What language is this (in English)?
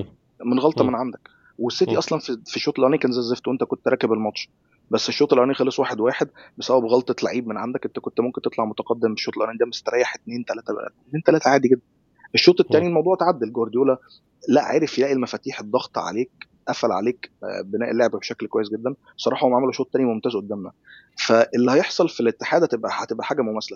Arabic